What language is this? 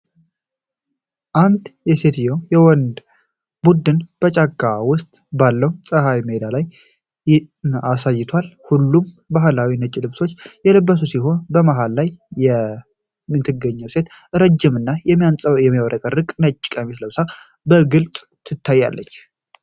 Amharic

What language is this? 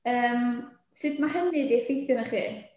Welsh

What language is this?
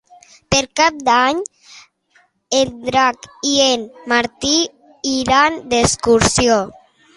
Catalan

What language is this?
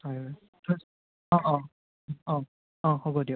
Assamese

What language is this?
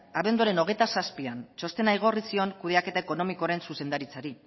Basque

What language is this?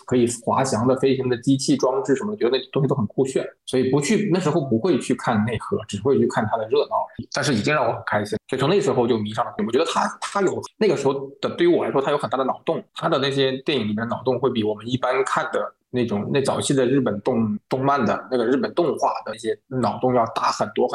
Chinese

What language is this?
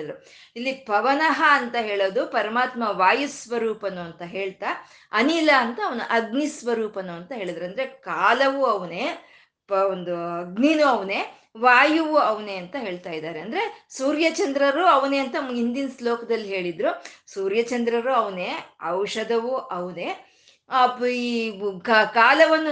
Kannada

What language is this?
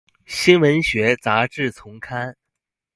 Chinese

